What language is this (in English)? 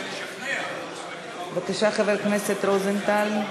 Hebrew